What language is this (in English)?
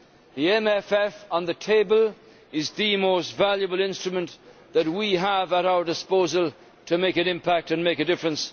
English